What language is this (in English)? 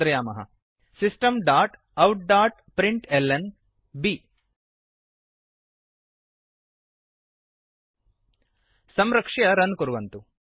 Sanskrit